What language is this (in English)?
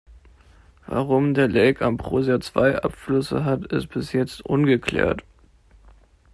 German